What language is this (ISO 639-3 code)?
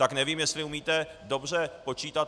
ces